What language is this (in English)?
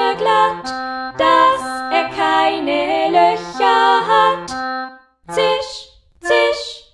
German